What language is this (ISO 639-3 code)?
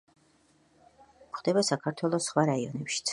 kat